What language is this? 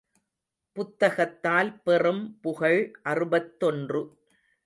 Tamil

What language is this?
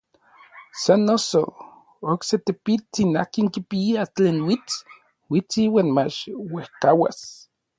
Orizaba Nahuatl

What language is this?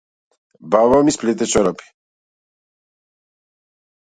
Macedonian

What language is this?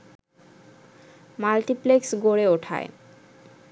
Bangla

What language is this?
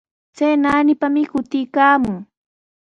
Sihuas Ancash Quechua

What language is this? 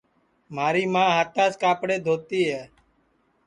Sansi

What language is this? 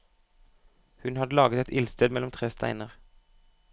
Norwegian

